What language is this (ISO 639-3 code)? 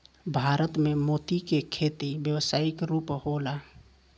bho